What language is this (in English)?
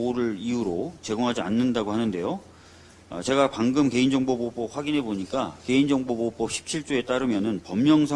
Korean